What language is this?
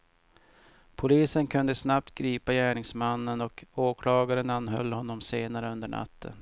Swedish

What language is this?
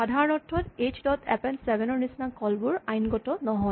Assamese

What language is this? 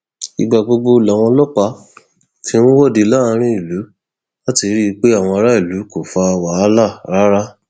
Yoruba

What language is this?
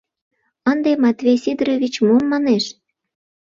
Mari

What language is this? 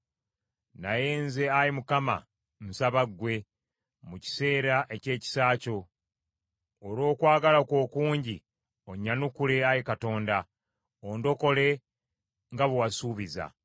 Ganda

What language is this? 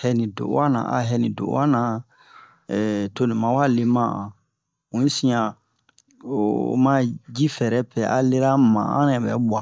Bomu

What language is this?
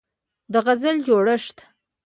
Pashto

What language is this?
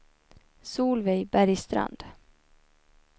Swedish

